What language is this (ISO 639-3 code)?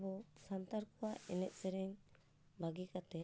sat